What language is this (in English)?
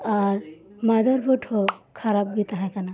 Santali